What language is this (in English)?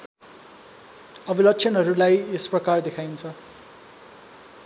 Nepali